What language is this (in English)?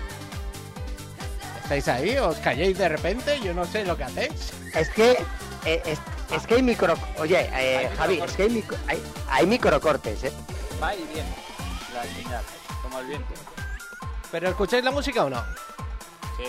Spanish